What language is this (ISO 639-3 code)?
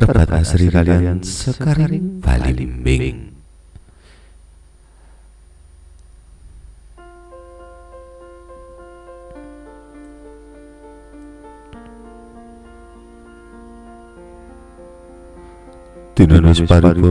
ind